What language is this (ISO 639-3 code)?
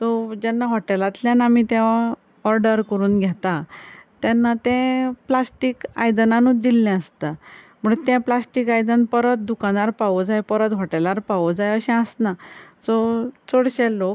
kok